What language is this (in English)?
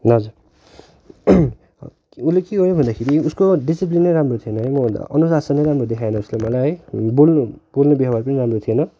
Nepali